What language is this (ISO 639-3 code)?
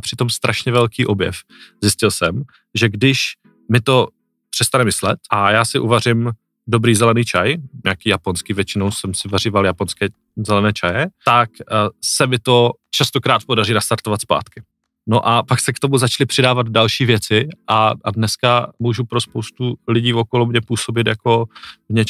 ces